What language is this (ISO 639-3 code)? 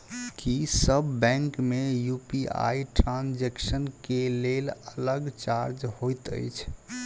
mai